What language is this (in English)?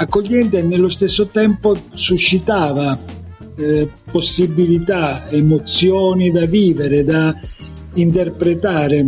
Italian